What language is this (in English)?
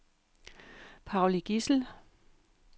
Danish